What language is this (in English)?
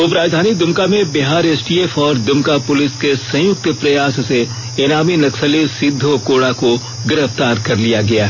Hindi